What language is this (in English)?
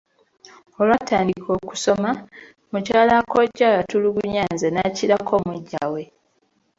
Ganda